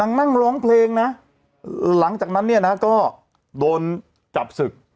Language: Thai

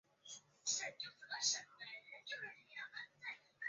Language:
Chinese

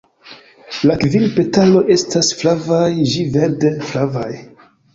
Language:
Esperanto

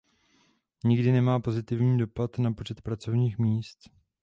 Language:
Czech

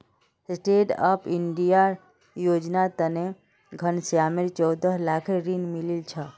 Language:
Magahi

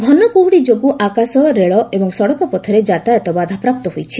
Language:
Odia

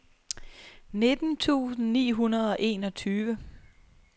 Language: Danish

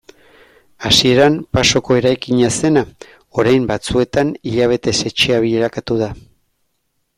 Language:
Basque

